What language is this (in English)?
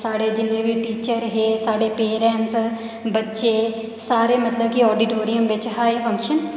Dogri